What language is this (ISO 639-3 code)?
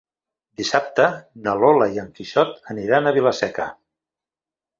cat